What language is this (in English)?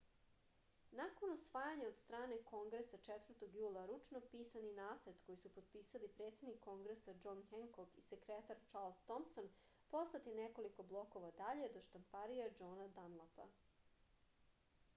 Serbian